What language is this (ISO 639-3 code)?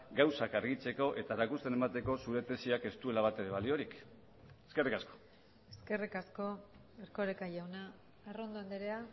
eus